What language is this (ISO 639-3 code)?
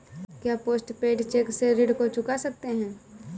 hin